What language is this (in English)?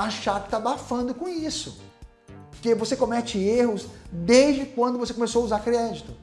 Portuguese